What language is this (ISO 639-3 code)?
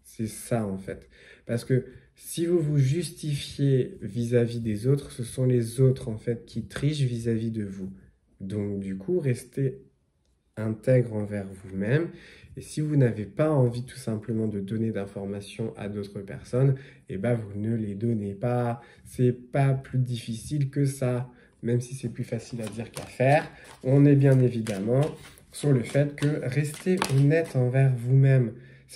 fra